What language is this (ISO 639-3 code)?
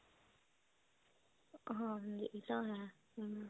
pan